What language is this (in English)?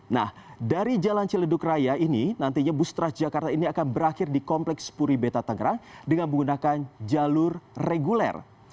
Indonesian